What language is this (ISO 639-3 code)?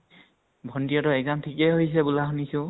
asm